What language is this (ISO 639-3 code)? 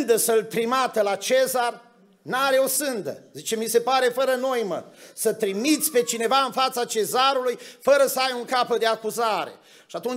ron